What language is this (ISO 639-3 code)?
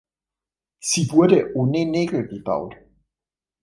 deu